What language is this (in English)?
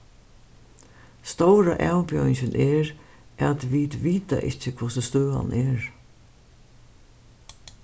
Faroese